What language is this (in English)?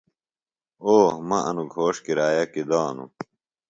Phalura